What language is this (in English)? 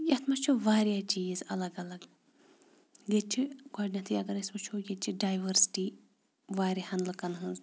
Kashmiri